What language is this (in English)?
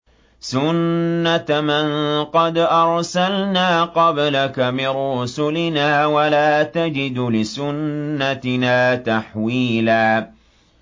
Arabic